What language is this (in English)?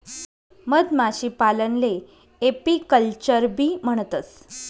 Marathi